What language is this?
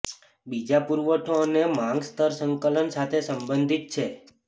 Gujarati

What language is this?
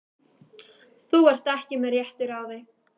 Icelandic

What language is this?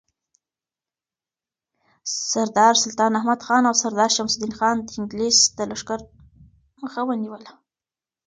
Pashto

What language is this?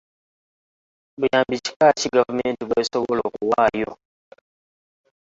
Ganda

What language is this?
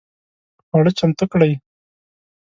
Pashto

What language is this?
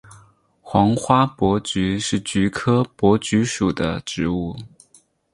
Chinese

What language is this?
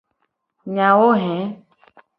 Gen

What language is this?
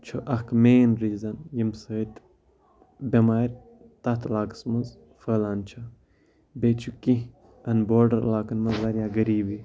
Kashmiri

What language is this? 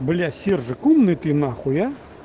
Russian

